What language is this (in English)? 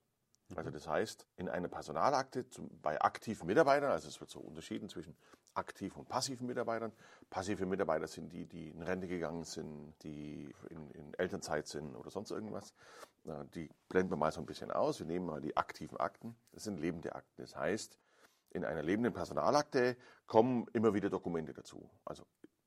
German